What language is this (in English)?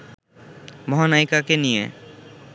Bangla